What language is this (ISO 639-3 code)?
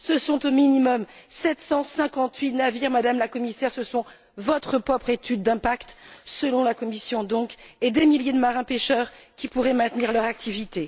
fra